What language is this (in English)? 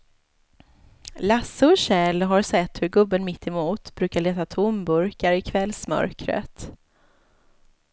Swedish